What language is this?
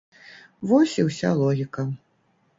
Belarusian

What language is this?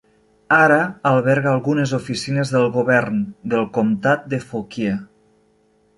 Catalan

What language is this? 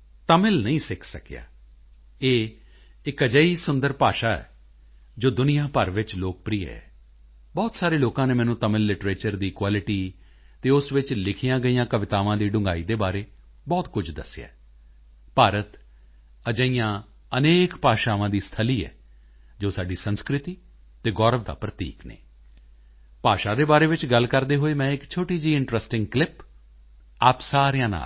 Punjabi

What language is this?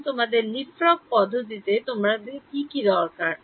Bangla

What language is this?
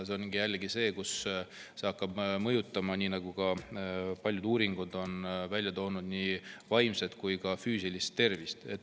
Estonian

